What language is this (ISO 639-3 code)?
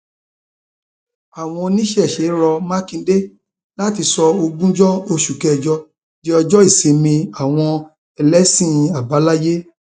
yor